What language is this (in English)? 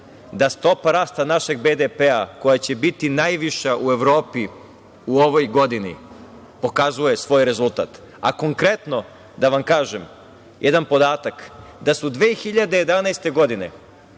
Serbian